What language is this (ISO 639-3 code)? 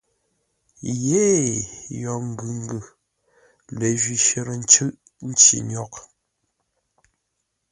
nla